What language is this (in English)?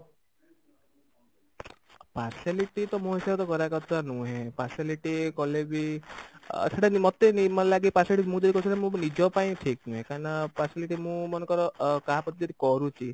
Odia